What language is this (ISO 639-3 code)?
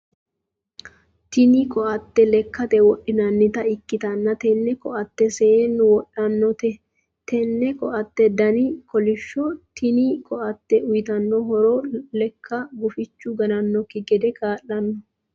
sid